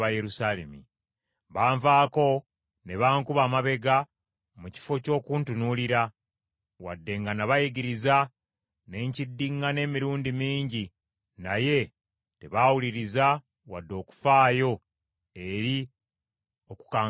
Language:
Ganda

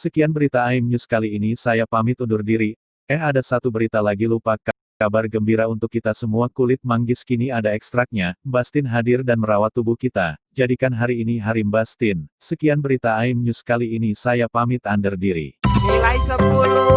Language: Indonesian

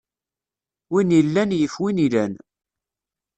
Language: Kabyle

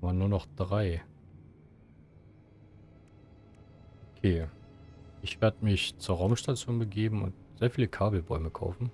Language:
German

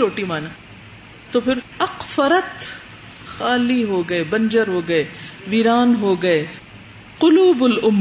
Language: Urdu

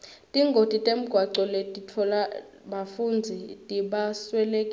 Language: Swati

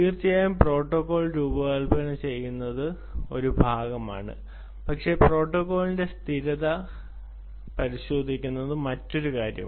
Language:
Malayalam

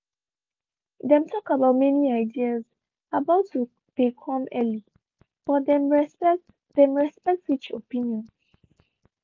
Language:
Nigerian Pidgin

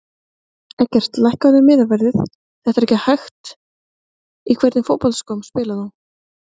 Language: Icelandic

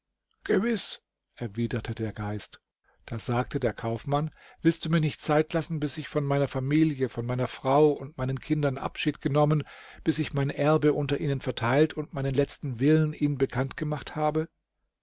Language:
German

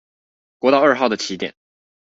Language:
Chinese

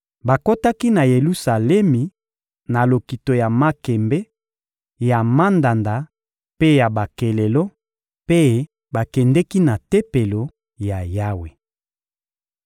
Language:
Lingala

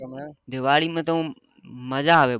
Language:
Gujarati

